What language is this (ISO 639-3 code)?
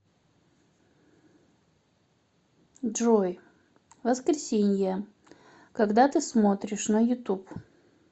rus